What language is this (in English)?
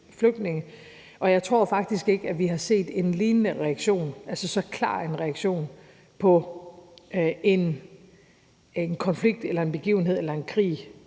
Danish